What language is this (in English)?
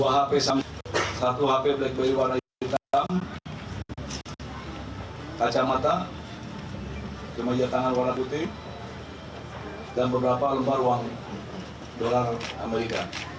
Indonesian